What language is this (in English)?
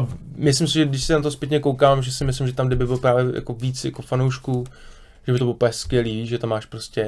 Czech